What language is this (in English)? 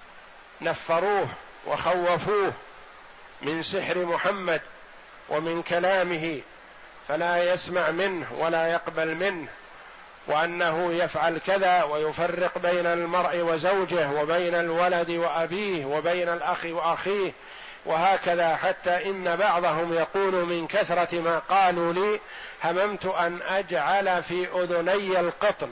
Arabic